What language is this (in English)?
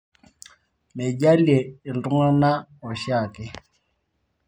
Masai